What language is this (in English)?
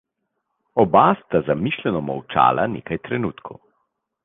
Slovenian